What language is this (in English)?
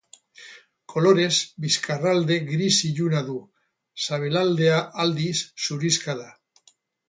Basque